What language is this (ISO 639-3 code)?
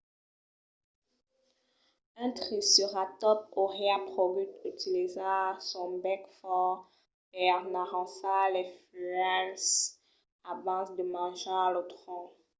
oci